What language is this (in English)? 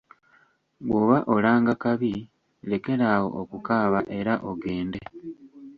Ganda